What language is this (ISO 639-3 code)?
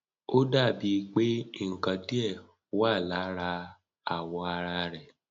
yor